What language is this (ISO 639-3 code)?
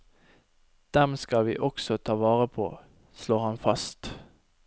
nor